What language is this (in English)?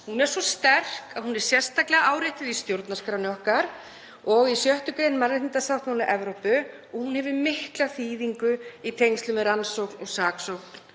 Icelandic